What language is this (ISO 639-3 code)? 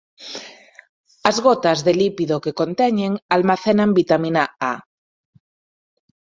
glg